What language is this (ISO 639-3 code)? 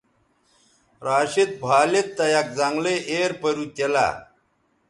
btv